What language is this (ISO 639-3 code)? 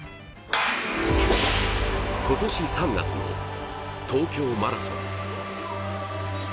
jpn